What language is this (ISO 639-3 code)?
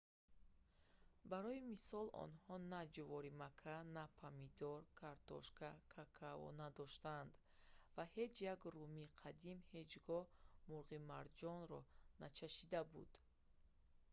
tgk